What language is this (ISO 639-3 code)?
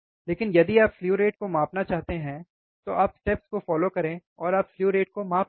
hin